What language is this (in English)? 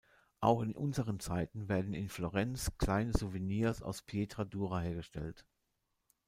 German